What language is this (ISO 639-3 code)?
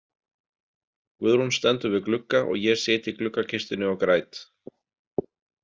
isl